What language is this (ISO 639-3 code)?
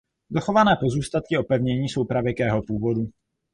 ces